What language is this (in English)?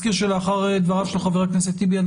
Hebrew